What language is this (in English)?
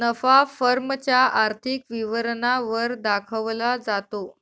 Marathi